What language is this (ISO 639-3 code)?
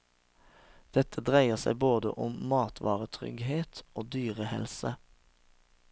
nor